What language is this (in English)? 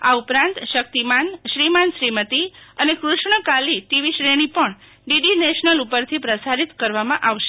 Gujarati